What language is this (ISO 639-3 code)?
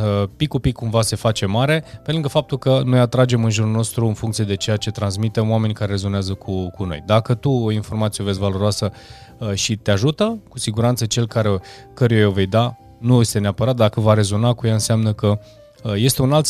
ron